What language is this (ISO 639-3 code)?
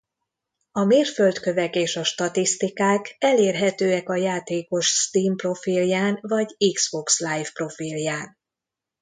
hun